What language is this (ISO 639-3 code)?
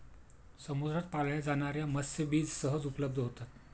mar